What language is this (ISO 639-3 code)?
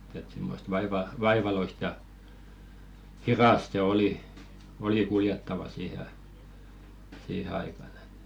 fin